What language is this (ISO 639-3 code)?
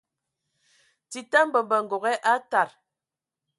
ewo